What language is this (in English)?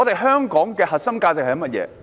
Cantonese